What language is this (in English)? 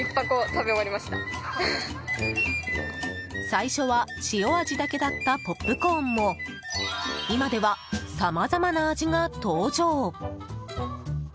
Japanese